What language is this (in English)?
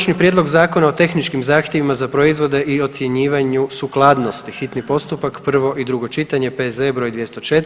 Croatian